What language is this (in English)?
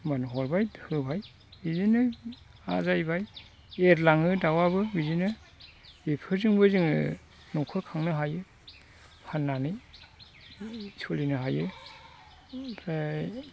Bodo